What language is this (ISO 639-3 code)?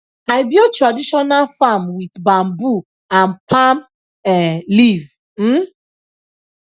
pcm